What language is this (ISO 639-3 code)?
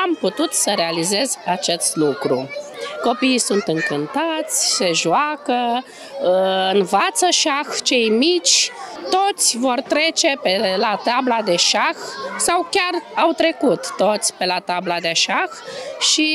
ron